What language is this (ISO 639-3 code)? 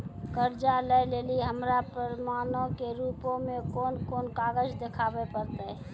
mai